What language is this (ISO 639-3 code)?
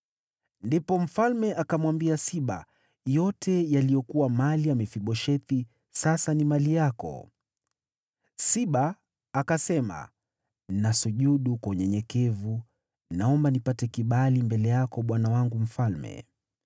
swa